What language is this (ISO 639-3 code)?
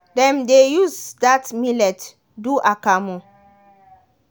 pcm